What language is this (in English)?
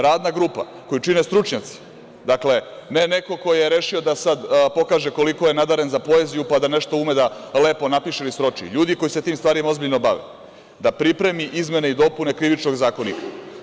Serbian